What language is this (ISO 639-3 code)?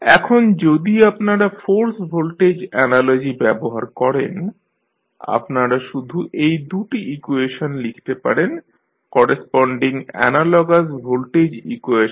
ben